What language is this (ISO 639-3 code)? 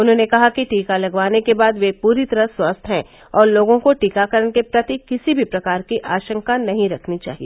hin